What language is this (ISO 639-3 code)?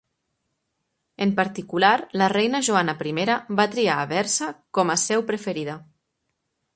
cat